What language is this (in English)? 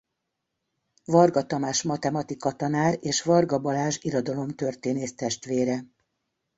Hungarian